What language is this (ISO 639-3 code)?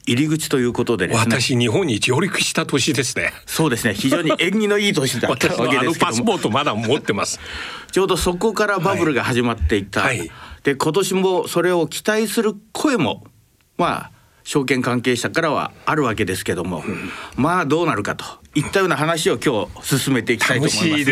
jpn